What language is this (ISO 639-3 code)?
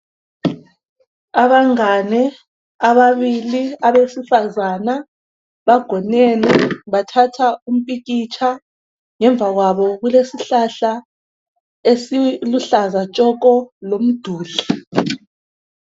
nde